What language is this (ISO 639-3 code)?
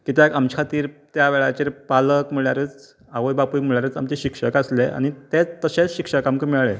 kok